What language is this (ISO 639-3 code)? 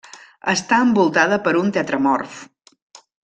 cat